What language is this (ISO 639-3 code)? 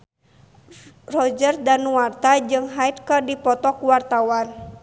sun